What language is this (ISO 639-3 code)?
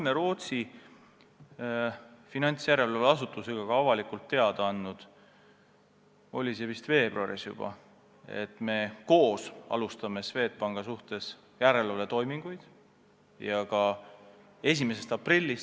est